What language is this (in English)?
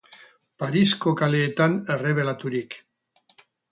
Basque